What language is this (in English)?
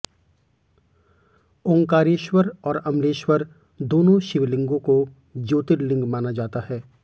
Hindi